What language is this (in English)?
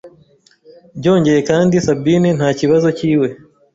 Kinyarwanda